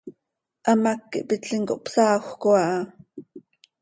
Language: Seri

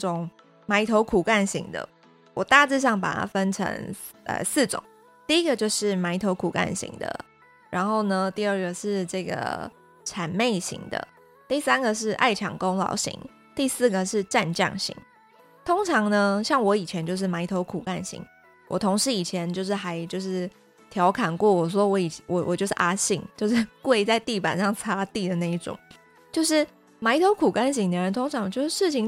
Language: Chinese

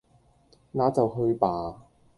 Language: Cantonese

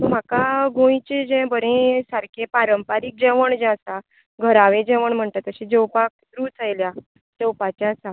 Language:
Konkani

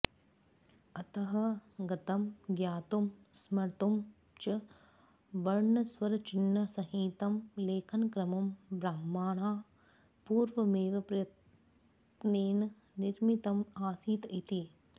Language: Sanskrit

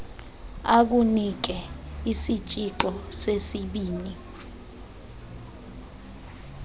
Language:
Xhosa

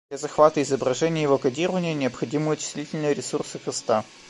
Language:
Russian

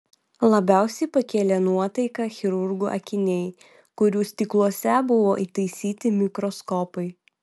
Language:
Lithuanian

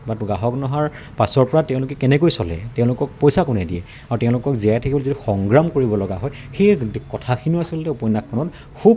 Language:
Assamese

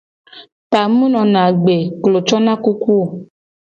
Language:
Gen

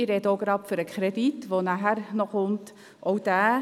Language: Swiss German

